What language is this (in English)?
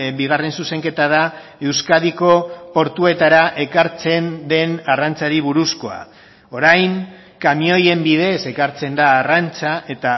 Basque